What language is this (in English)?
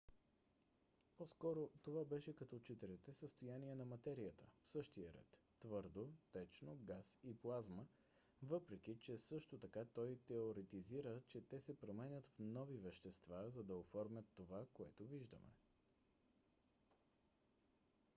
Bulgarian